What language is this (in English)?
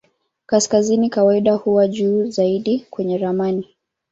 Swahili